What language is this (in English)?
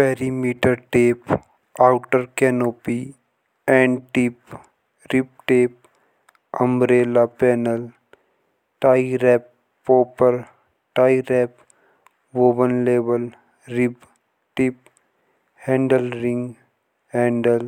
Jaunsari